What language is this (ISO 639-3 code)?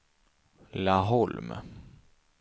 swe